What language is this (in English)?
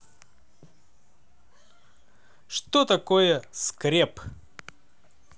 Russian